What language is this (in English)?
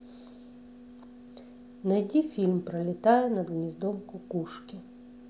Russian